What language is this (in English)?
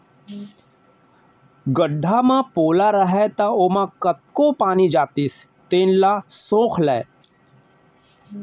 Chhattisgarhi